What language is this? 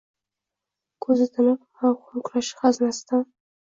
Uzbek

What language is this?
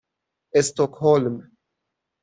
Persian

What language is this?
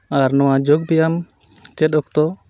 Santali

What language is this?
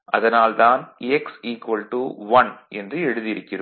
Tamil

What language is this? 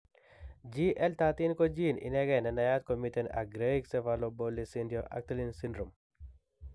Kalenjin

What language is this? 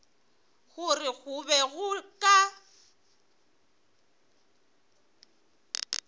Northern Sotho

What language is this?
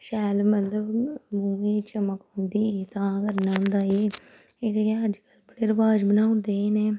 Dogri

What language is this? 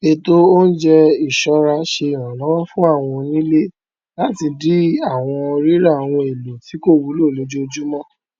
Yoruba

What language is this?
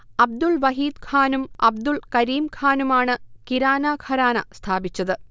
Malayalam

